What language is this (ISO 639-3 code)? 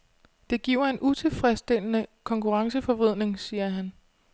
dan